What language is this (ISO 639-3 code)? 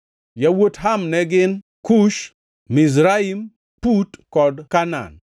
luo